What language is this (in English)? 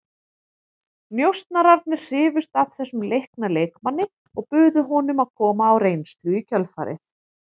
Icelandic